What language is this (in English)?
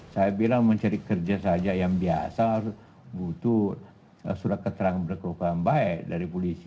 Indonesian